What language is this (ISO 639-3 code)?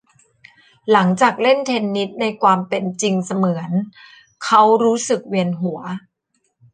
tha